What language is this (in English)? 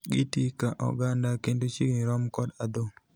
Luo (Kenya and Tanzania)